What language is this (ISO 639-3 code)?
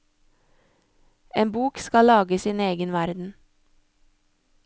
nor